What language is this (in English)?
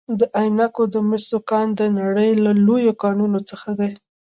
Pashto